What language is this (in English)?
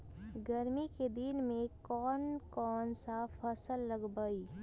Magahi